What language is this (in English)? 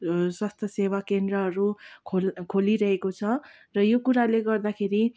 Nepali